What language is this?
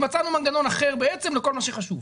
Hebrew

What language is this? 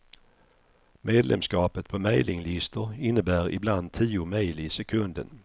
Swedish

